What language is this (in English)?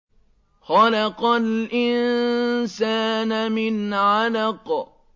Arabic